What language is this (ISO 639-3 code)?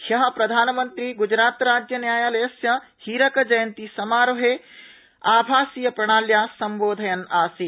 san